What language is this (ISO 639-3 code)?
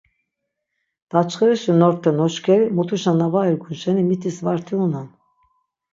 lzz